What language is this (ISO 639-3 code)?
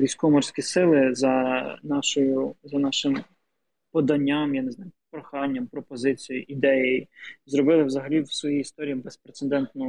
ukr